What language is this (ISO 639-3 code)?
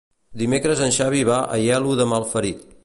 cat